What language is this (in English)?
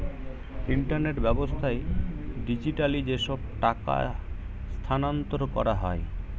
Bangla